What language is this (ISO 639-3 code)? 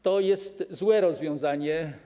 pol